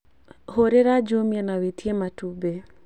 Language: Kikuyu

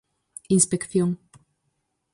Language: Galician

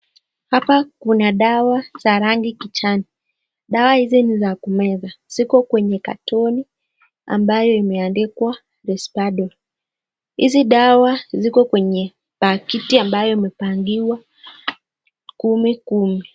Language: Swahili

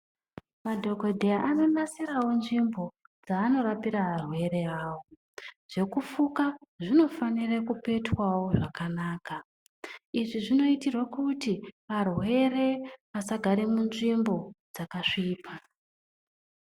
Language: Ndau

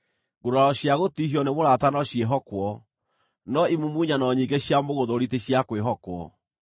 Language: Kikuyu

